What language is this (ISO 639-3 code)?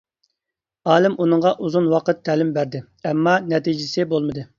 uig